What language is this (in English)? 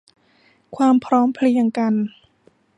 Thai